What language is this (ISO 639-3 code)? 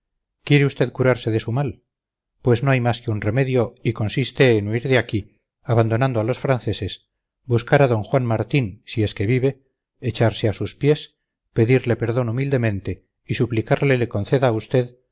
spa